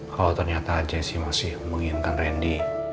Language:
Indonesian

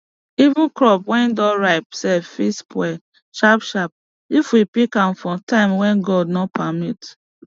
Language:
Nigerian Pidgin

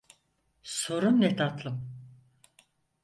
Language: Turkish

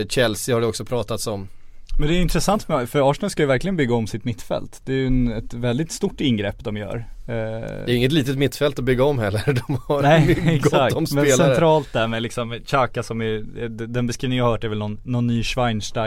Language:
Swedish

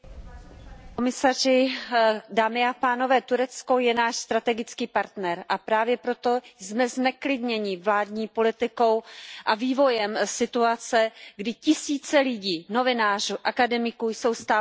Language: Czech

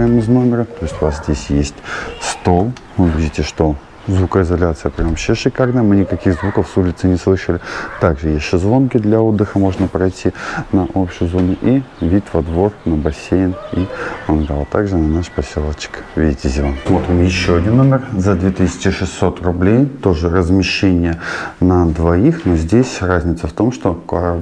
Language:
Russian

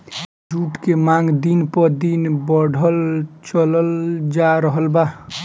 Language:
Bhojpuri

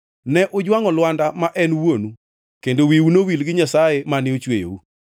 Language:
Luo (Kenya and Tanzania)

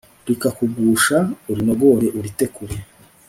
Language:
Kinyarwanda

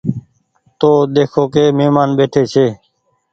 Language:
Goaria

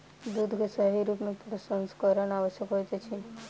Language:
Maithili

